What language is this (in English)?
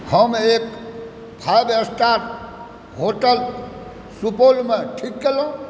Maithili